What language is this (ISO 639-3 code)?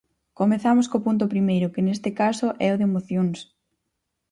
glg